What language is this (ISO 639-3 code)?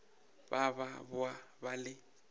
nso